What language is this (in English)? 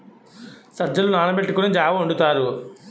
Telugu